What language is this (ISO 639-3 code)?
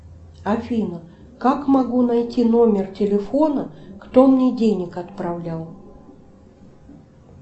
rus